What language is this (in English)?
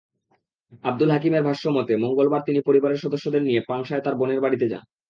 Bangla